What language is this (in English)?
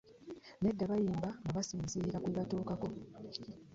Ganda